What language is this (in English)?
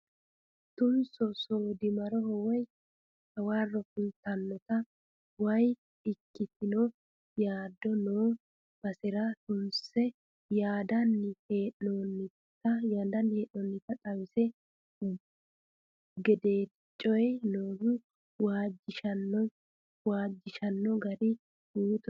Sidamo